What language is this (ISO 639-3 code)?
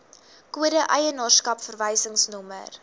afr